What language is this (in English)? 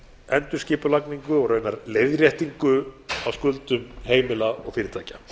Icelandic